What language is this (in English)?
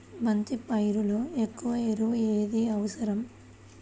Telugu